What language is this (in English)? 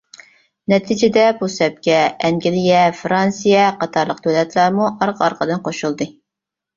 Uyghur